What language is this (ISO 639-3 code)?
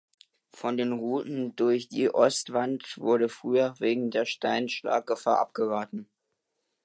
deu